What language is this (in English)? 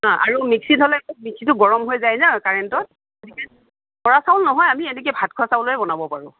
Assamese